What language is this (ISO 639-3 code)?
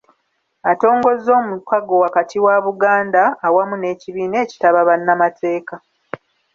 lug